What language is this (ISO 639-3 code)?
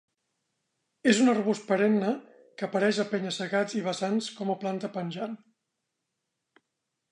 cat